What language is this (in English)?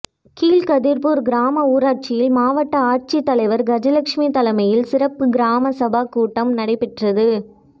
Tamil